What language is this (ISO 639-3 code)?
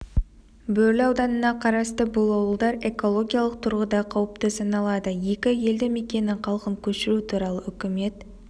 kaz